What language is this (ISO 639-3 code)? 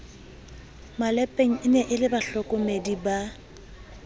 sot